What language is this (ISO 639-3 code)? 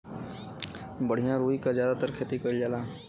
bho